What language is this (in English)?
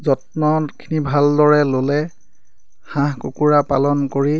Assamese